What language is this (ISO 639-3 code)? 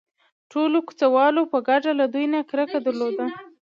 pus